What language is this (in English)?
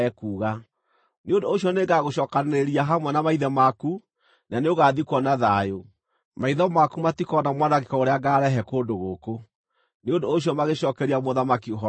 Kikuyu